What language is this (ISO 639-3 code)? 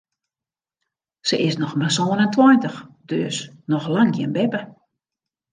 fry